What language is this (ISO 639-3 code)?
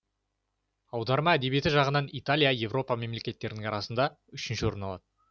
kaz